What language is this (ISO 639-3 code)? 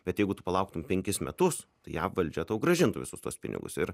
lit